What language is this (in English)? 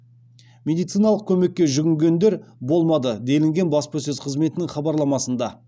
Kazakh